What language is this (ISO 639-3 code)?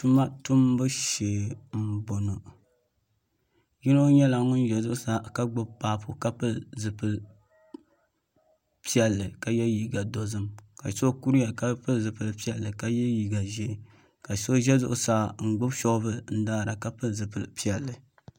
dag